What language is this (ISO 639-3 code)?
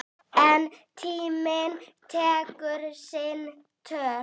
isl